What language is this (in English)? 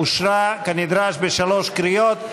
Hebrew